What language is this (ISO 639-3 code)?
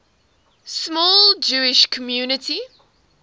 eng